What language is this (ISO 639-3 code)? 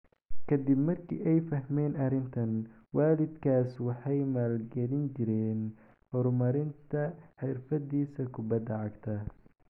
som